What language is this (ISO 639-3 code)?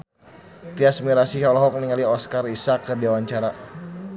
sun